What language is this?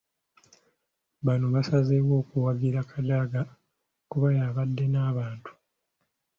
Ganda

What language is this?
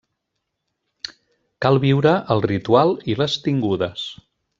Catalan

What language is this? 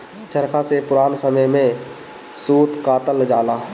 Bhojpuri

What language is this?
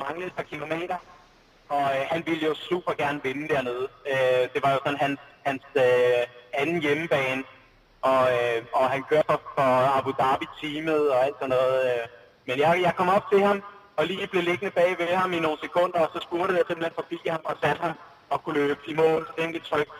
Danish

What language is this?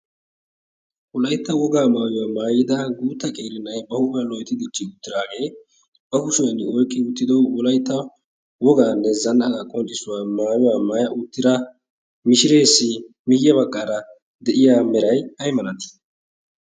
Wolaytta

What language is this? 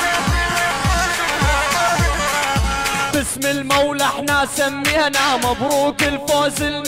Arabic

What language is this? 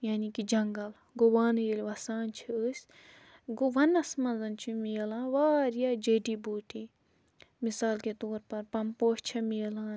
Kashmiri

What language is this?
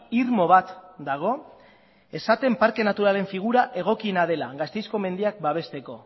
Basque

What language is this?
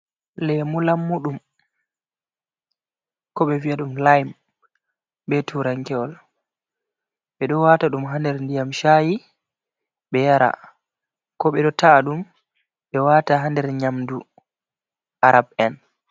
Fula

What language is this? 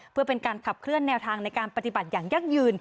Thai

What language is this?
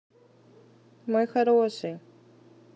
Russian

